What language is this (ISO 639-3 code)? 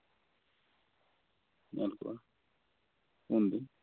sat